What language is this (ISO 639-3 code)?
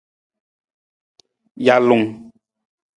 nmz